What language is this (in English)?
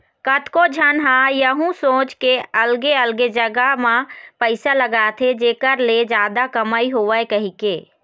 Chhattisgarhi